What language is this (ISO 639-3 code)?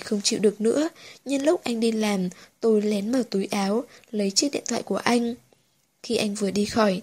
vie